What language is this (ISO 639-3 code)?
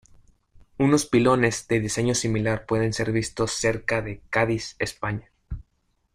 spa